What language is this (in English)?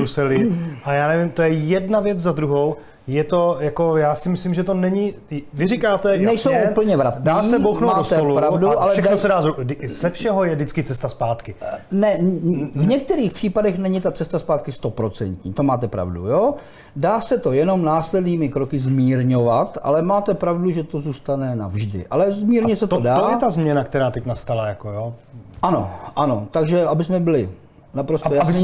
Czech